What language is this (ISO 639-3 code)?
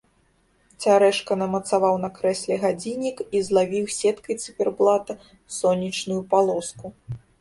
bel